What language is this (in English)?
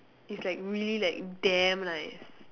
English